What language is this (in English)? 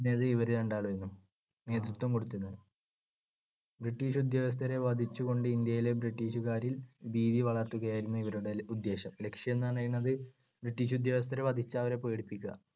Malayalam